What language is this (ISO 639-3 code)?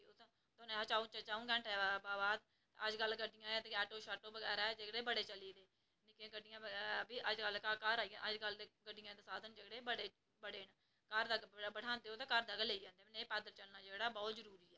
doi